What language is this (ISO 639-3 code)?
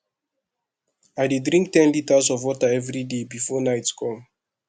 pcm